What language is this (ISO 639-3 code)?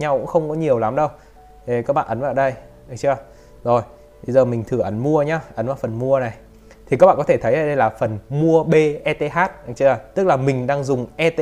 vie